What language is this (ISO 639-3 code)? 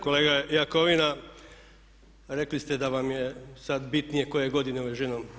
hrv